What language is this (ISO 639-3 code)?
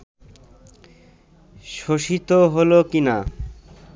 ben